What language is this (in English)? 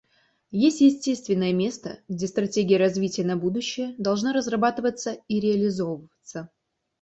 Russian